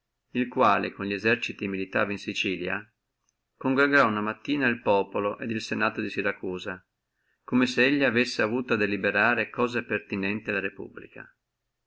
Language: Italian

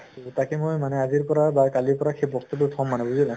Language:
Assamese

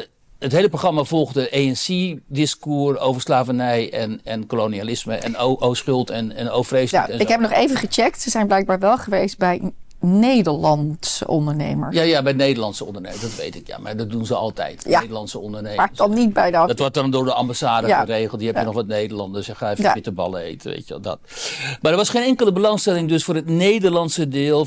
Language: Dutch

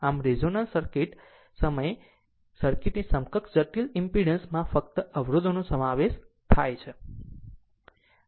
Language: Gujarati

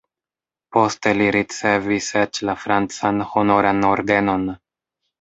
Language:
Esperanto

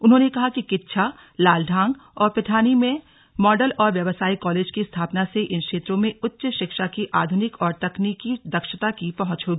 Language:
Hindi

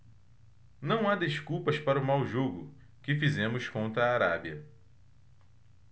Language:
Portuguese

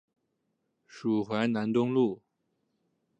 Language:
Chinese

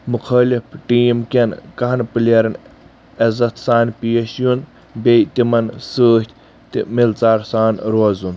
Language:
Kashmiri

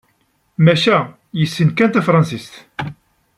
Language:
Kabyle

